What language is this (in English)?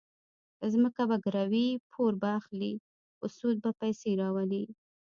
Pashto